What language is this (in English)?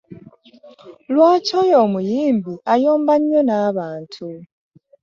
Ganda